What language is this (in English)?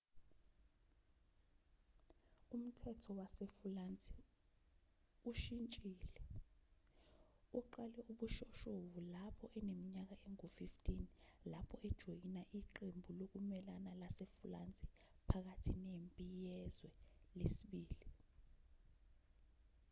Zulu